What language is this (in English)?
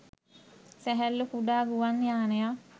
Sinhala